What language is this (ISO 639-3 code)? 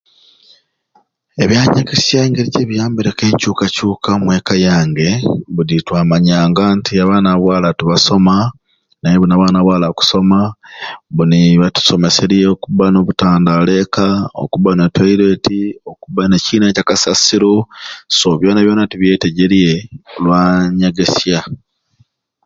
ruc